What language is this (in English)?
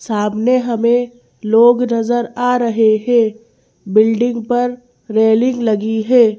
Hindi